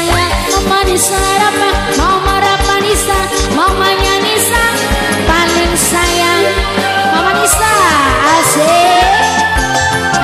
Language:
Indonesian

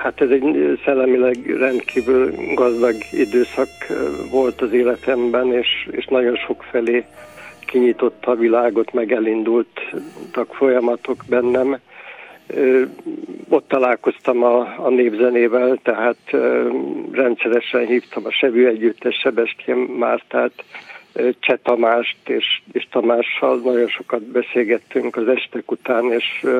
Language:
Hungarian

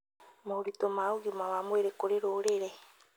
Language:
Kikuyu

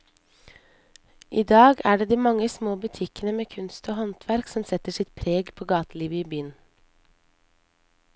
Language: Norwegian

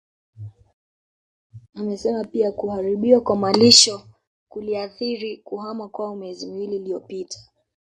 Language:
Swahili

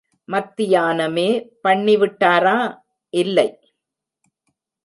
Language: Tamil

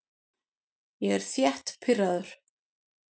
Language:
Icelandic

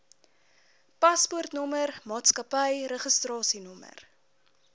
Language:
Afrikaans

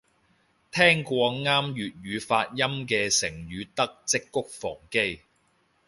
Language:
Cantonese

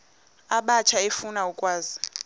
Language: Xhosa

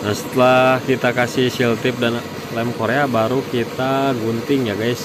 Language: Indonesian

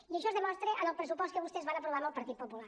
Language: Catalan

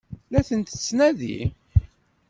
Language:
Kabyle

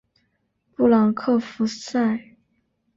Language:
Chinese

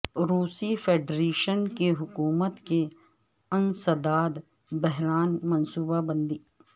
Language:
Urdu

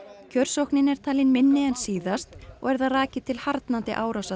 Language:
Icelandic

